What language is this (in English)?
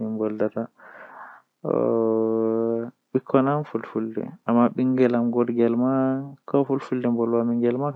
Western Niger Fulfulde